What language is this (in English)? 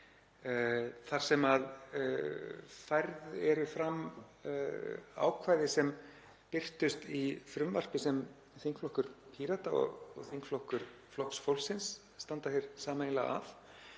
Icelandic